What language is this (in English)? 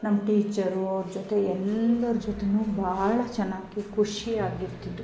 Kannada